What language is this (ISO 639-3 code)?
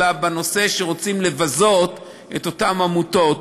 heb